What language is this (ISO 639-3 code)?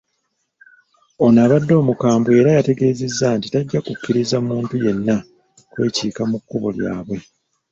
lug